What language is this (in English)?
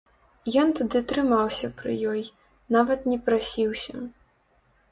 Belarusian